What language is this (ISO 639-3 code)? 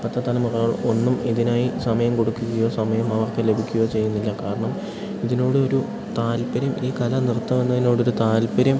mal